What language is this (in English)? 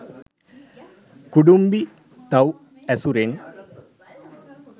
Sinhala